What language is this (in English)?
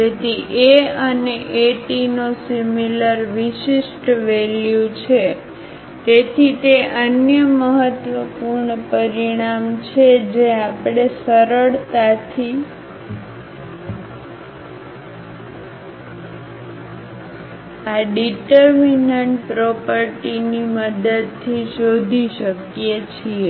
Gujarati